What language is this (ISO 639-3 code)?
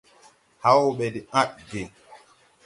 tui